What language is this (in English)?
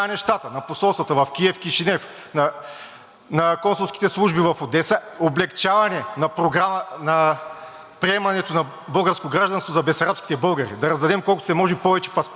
Bulgarian